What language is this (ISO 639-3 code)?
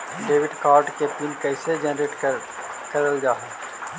mag